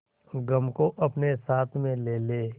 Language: Hindi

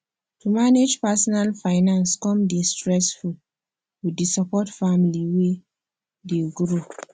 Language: Nigerian Pidgin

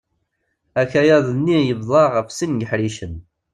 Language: Kabyle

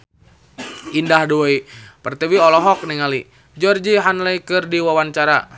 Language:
Sundanese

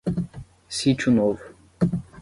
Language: Portuguese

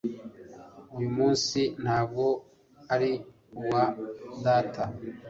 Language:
Kinyarwanda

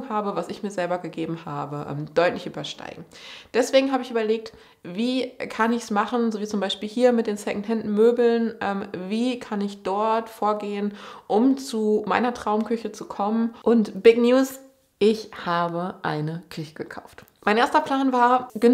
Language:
German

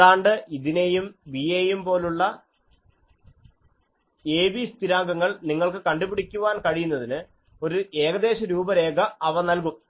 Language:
Malayalam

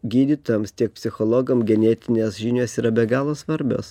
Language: Lithuanian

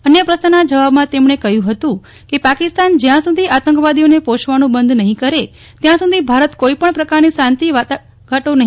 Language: Gujarati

